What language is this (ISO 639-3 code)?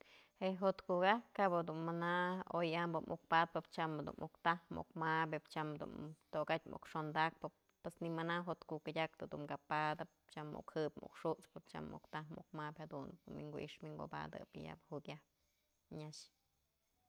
mzl